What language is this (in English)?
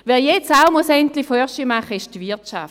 Swiss German